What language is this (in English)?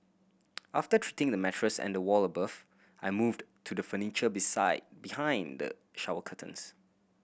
English